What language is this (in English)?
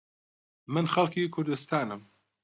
Central Kurdish